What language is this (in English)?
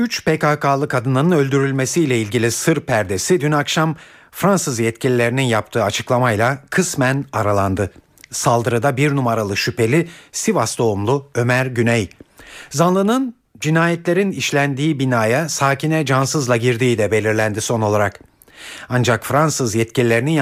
Turkish